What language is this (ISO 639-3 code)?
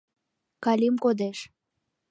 chm